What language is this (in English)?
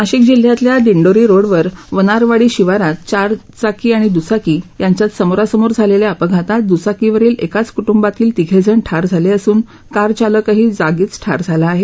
Marathi